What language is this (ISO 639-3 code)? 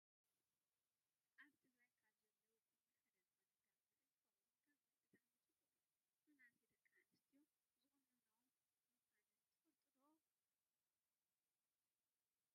tir